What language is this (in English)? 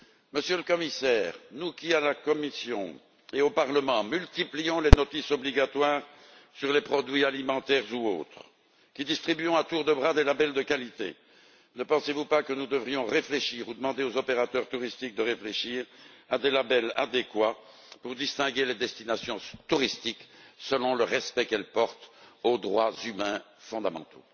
French